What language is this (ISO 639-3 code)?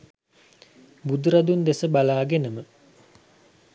sin